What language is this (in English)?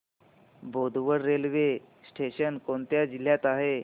Marathi